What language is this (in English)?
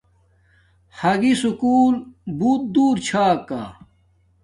Domaaki